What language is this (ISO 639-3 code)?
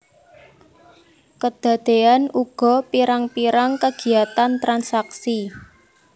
jav